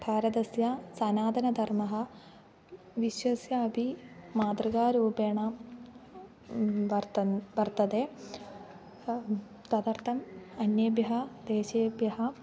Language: Sanskrit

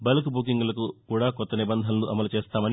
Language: Telugu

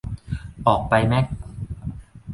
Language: Thai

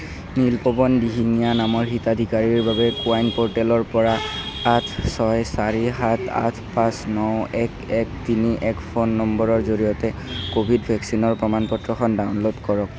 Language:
Assamese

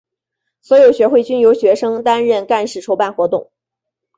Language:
Chinese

